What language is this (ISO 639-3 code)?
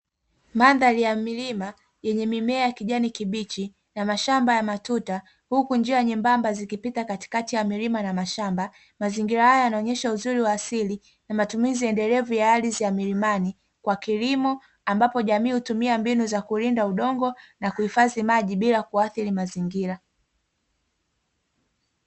swa